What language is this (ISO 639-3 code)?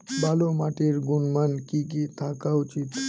ben